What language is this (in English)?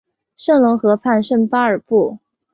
Chinese